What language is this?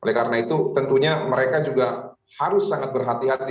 Indonesian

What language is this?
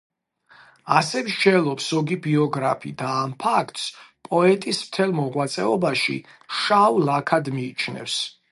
Georgian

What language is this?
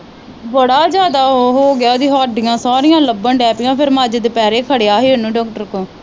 Punjabi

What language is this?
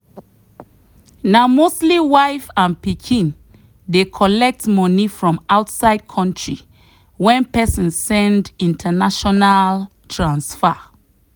Nigerian Pidgin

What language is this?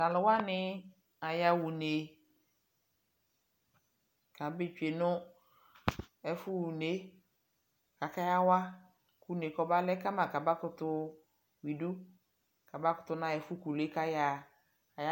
Ikposo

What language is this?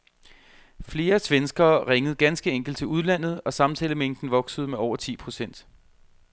Danish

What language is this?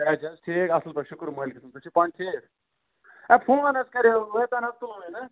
Kashmiri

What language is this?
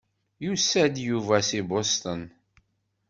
Kabyle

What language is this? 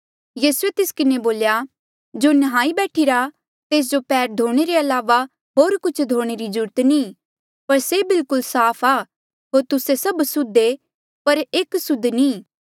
Mandeali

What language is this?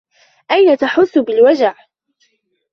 Arabic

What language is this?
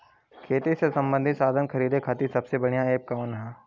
Bhojpuri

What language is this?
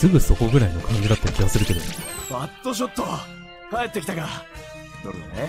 Japanese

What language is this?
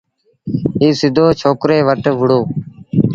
Sindhi Bhil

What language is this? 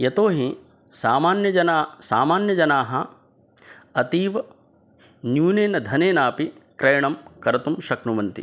Sanskrit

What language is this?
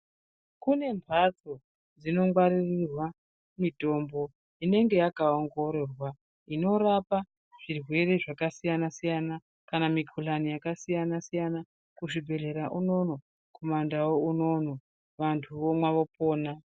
Ndau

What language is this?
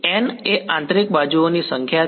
Gujarati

